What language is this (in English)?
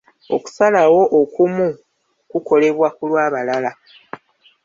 Ganda